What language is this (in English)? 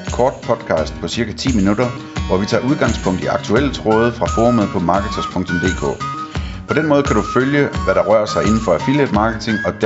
Danish